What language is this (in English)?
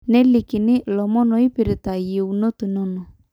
Masai